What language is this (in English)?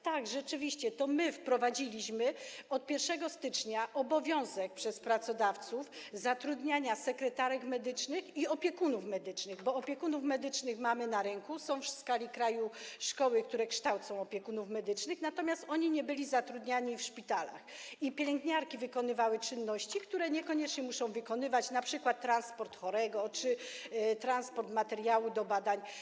Polish